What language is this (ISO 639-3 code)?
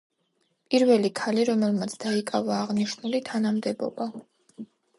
kat